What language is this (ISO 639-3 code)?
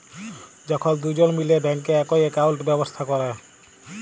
ben